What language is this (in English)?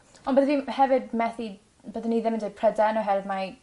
Welsh